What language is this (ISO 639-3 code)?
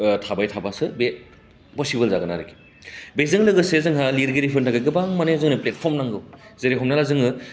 brx